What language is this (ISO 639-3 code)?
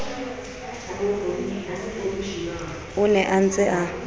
sot